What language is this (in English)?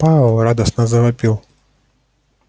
Russian